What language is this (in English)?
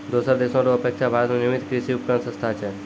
Maithili